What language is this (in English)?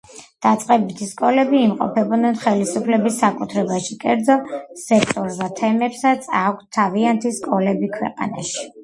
Georgian